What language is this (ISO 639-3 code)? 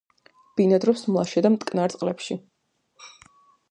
kat